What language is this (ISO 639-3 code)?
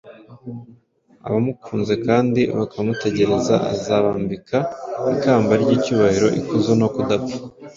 kin